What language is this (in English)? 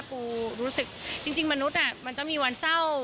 Thai